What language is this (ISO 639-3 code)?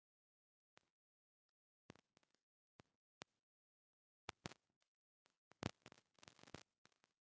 mai